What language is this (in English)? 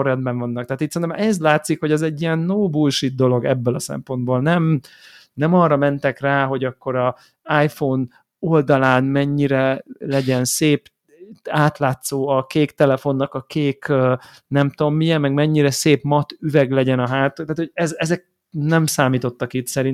Hungarian